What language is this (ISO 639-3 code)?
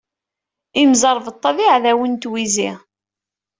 kab